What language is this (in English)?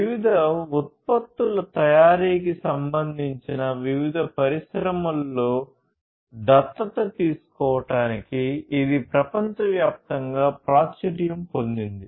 Telugu